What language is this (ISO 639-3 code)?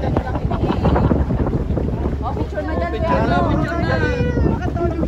tha